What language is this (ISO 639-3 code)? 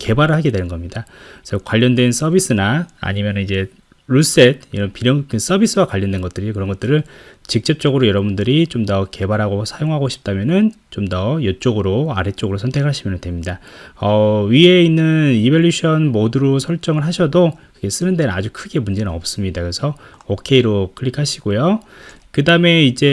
kor